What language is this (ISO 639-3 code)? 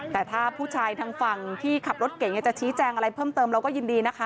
tha